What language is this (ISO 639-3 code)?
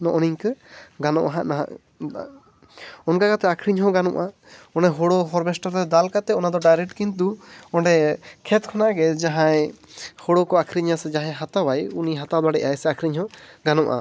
sat